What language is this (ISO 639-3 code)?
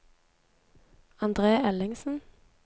nor